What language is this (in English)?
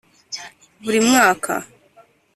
Kinyarwanda